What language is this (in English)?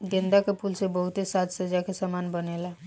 Bhojpuri